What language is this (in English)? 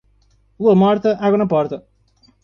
Portuguese